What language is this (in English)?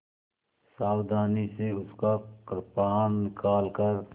Hindi